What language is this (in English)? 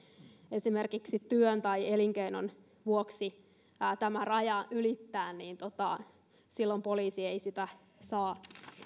Finnish